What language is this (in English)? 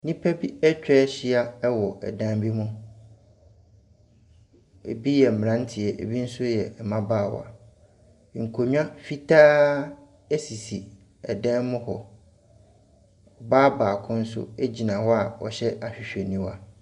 Akan